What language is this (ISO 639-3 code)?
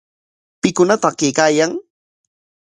qwa